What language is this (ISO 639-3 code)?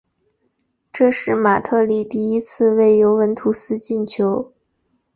zho